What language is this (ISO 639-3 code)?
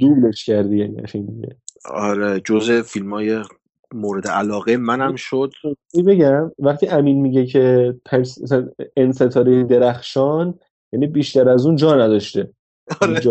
fas